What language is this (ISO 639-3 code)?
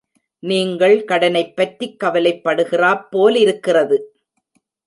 tam